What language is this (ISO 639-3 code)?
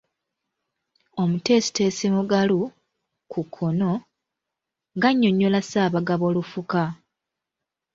lug